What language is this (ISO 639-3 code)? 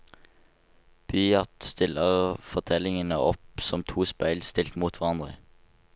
nor